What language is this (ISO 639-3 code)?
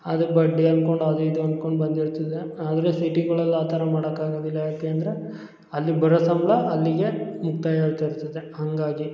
kan